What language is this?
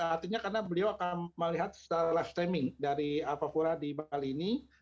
Indonesian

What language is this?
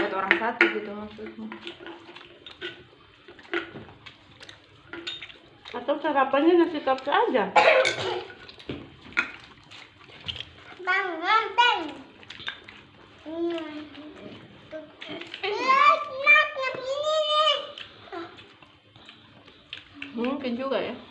Indonesian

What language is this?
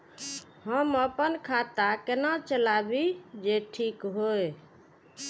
Maithili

